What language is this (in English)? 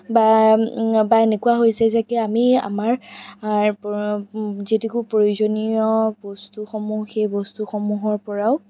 Assamese